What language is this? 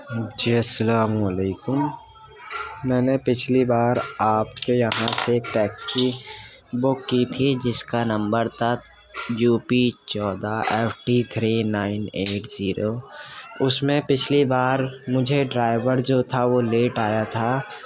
Urdu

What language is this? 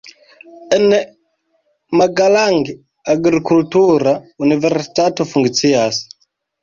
Esperanto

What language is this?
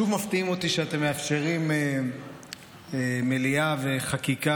Hebrew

